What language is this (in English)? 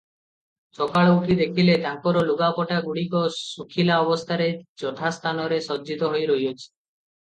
Odia